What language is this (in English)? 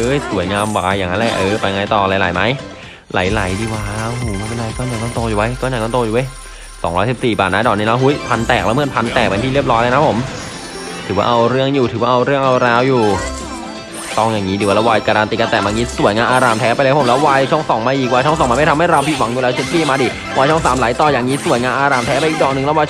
Thai